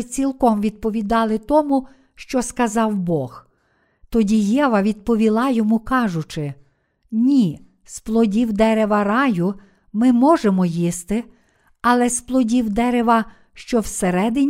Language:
Ukrainian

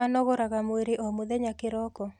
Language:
Kikuyu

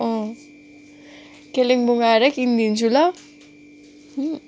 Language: Nepali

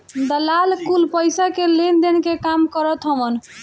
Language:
Bhojpuri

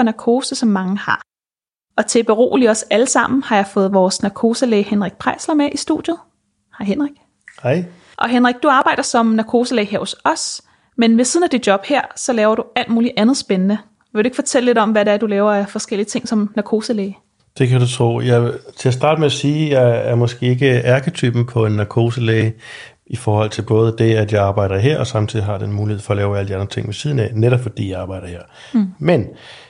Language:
Danish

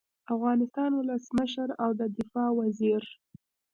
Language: Pashto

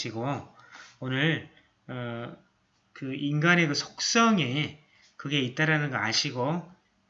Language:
Korean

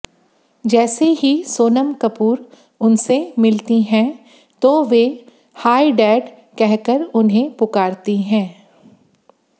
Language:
Hindi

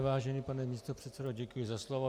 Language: Czech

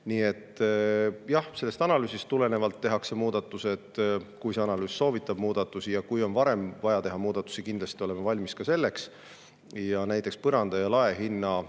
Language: Estonian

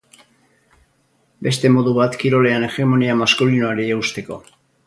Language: Basque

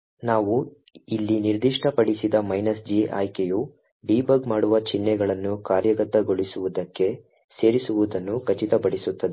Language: Kannada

